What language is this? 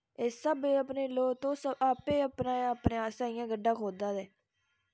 Dogri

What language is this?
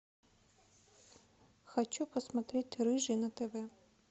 Russian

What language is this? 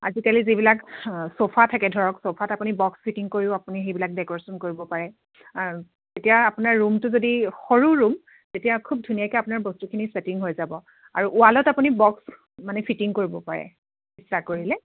Assamese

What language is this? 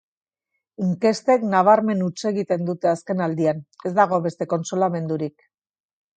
Basque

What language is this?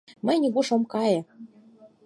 Mari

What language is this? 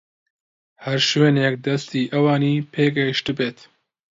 Central Kurdish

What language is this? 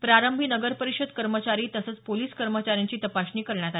Marathi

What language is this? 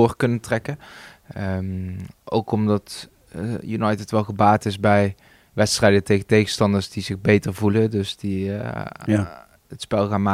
Dutch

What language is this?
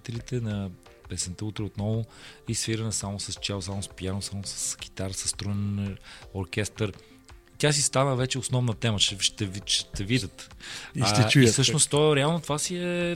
Bulgarian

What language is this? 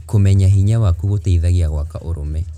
Kikuyu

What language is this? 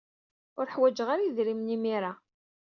Kabyle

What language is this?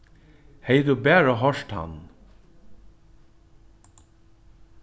Faroese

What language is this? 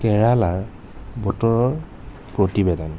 Assamese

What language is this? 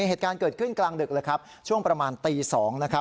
Thai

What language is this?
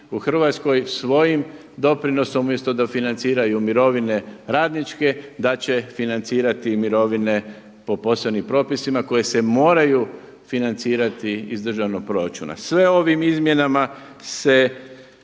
Croatian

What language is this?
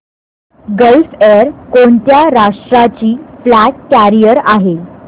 Marathi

